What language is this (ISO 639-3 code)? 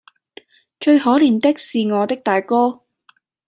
yue